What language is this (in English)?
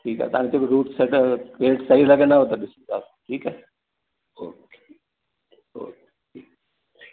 Sindhi